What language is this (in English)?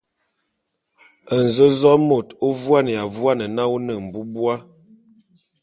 Bulu